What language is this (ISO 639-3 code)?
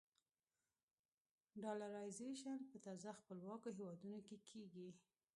pus